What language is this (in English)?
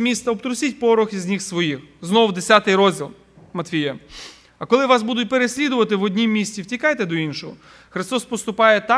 Ukrainian